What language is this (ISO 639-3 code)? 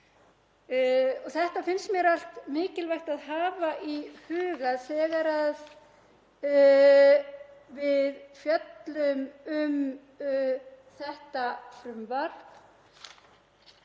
isl